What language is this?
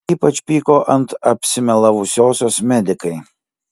Lithuanian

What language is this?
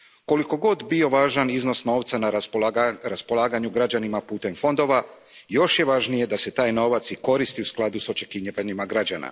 Croatian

